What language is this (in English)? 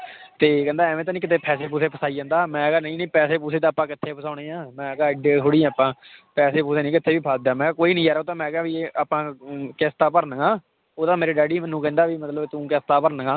Punjabi